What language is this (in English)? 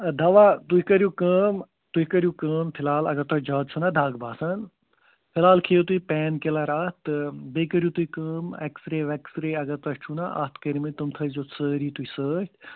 Kashmiri